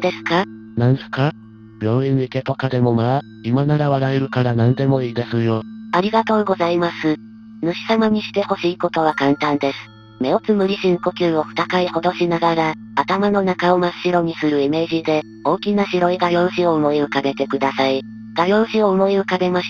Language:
Japanese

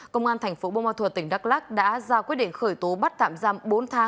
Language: Vietnamese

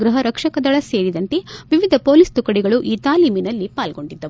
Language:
Kannada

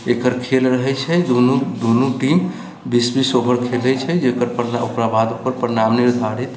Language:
Maithili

